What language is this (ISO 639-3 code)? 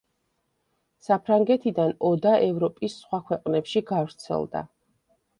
kat